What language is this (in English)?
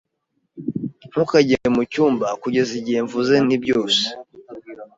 Kinyarwanda